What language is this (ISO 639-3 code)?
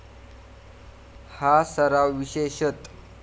mar